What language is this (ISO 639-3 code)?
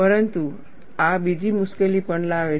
guj